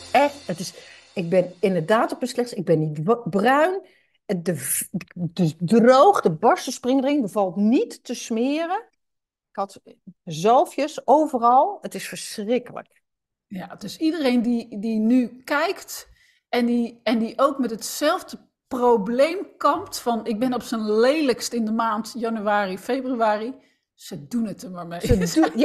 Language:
Dutch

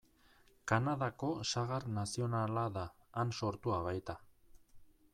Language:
Basque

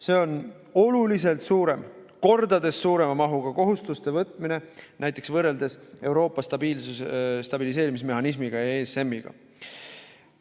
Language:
Estonian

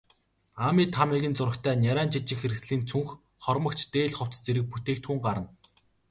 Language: Mongolian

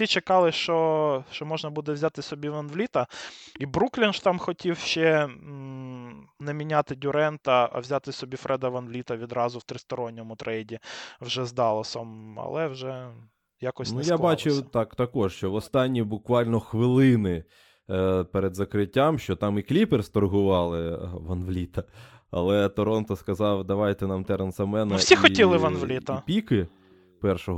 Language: Ukrainian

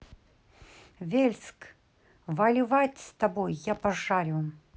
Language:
Russian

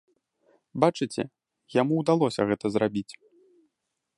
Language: Belarusian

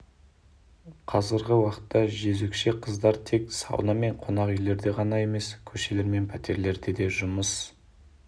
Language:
Kazakh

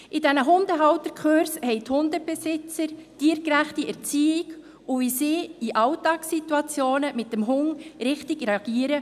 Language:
Swiss German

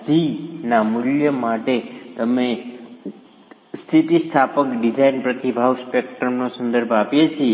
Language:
Gujarati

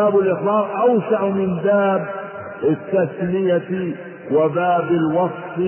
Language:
Arabic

